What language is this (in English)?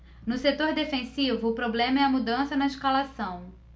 Portuguese